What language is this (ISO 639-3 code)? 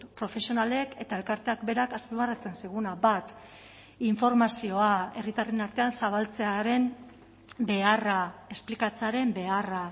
eus